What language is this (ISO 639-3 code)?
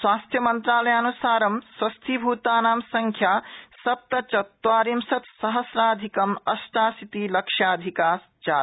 san